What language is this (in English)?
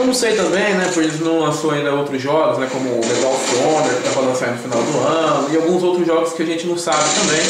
Portuguese